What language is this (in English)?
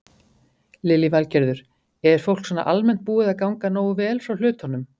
Icelandic